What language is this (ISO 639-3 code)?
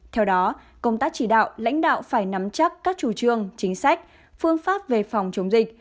vie